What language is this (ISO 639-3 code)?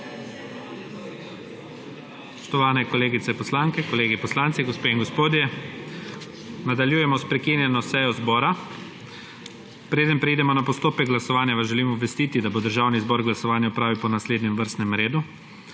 slv